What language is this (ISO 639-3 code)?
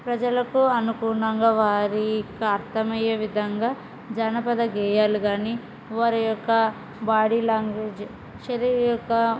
tel